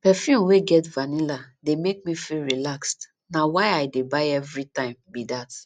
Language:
Nigerian Pidgin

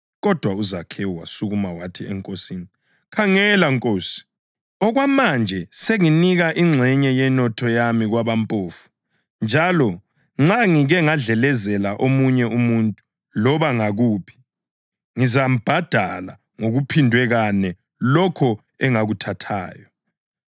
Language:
North Ndebele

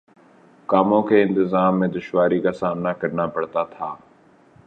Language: Urdu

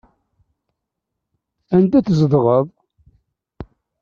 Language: Kabyle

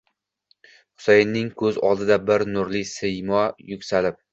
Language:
Uzbek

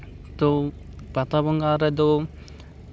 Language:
Santali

